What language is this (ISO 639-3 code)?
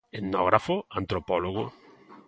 glg